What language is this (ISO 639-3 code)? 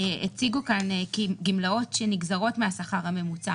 heb